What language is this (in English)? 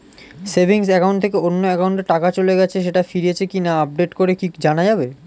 Bangla